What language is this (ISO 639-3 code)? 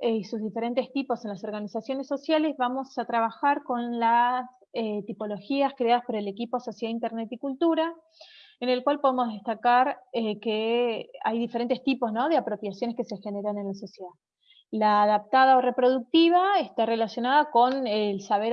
spa